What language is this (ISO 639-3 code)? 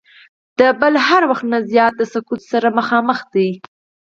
pus